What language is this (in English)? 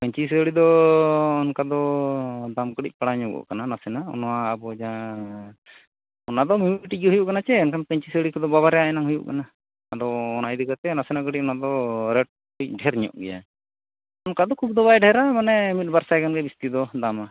Santali